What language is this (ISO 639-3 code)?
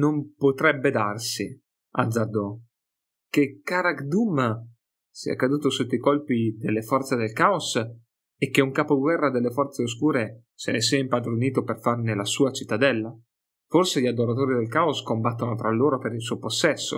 ita